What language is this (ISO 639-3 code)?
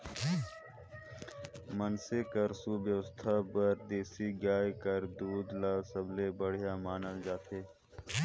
hne